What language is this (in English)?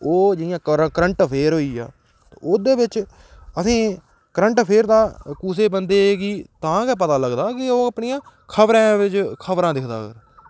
Dogri